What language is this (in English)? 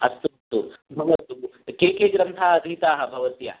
Sanskrit